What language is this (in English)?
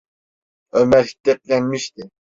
Turkish